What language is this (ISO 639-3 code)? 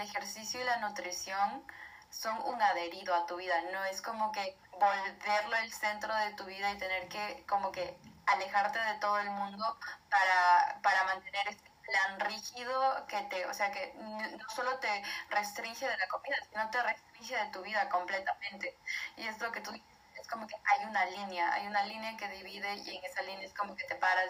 spa